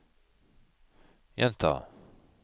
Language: Norwegian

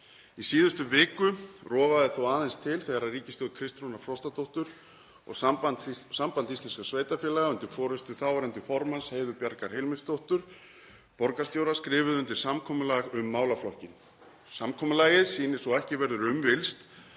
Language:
Icelandic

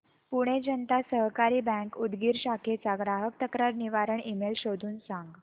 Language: Marathi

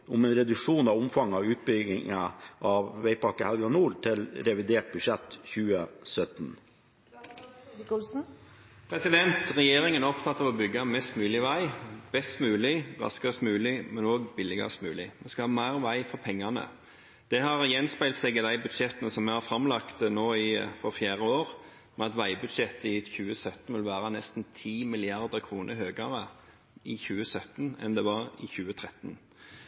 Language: Norwegian Bokmål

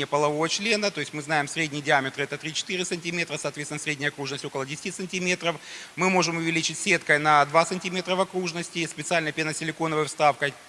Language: Russian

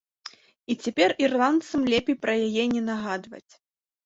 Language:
Belarusian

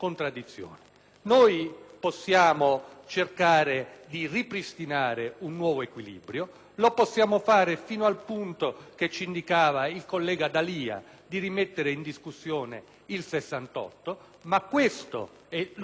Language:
Italian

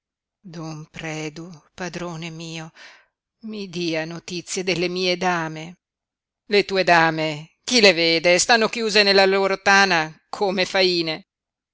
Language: Italian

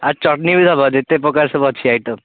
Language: Odia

